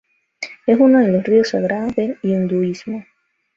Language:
Spanish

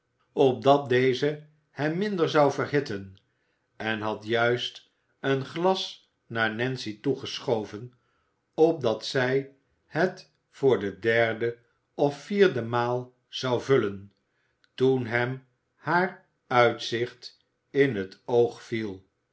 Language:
Dutch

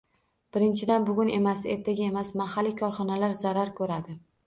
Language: Uzbek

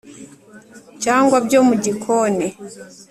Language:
Kinyarwanda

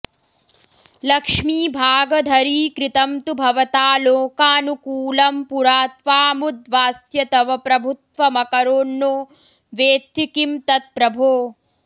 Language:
Sanskrit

